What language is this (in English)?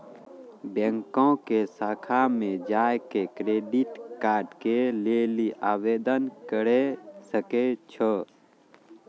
Maithili